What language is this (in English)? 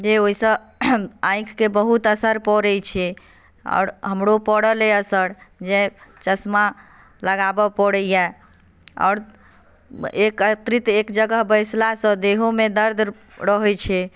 Maithili